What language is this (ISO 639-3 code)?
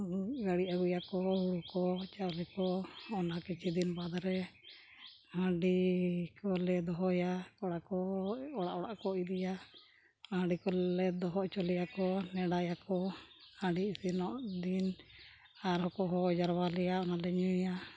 sat